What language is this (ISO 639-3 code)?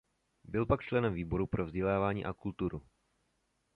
ces